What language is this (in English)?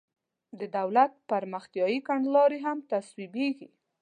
Pashto